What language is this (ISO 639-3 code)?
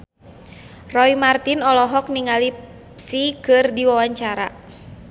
sun